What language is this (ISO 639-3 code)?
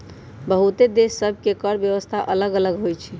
mag